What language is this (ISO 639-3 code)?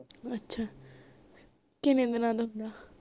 pan